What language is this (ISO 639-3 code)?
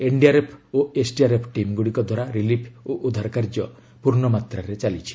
ori